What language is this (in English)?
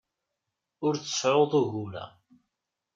Kabyle